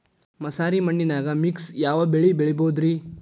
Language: Kannada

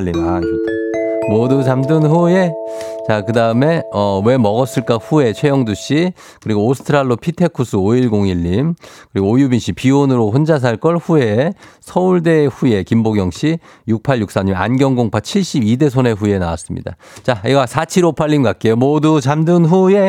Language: Korean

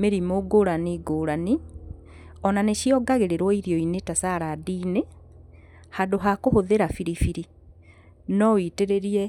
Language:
Kikuyu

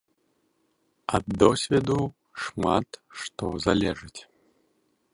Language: Belarusian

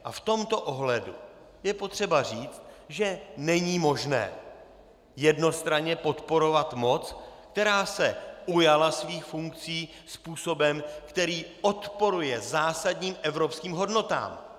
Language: Czech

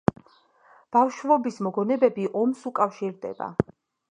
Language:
Georgian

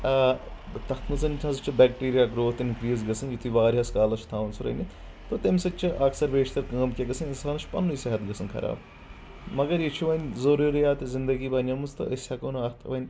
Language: Kashmiri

